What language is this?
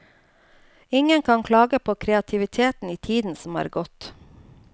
Norwegian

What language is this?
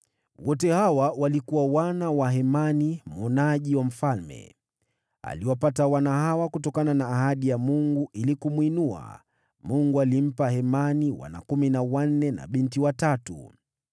Swahili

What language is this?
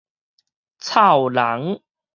Min Nan Chinese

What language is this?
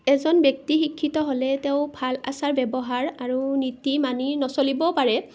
Assamese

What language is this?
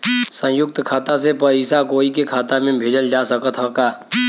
Bhojpuri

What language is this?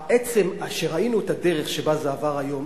Hebrew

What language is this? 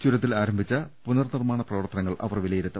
Malayalam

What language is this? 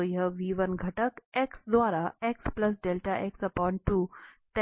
Hindi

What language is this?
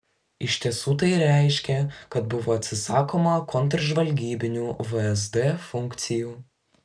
Lithuanian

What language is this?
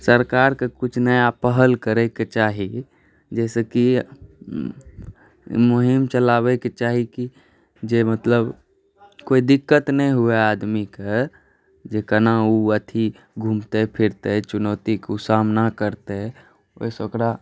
Maithili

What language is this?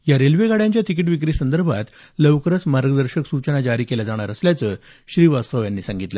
Marathi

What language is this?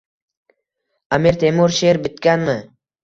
Uzbek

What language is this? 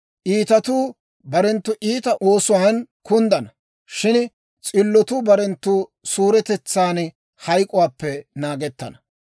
Dawro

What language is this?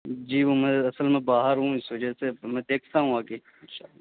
Urdu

